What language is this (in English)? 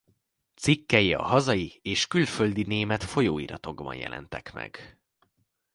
Hungarian